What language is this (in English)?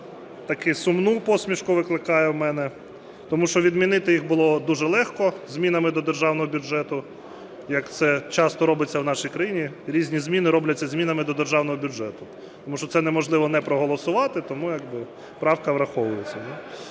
Ukrainian